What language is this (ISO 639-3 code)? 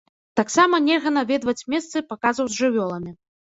bel